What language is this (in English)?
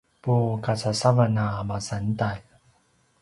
Paiwan